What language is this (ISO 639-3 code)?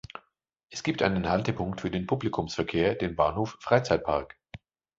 deu